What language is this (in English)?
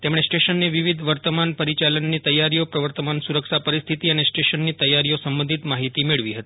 Gujarati